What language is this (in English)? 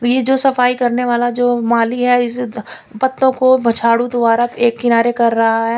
Hindi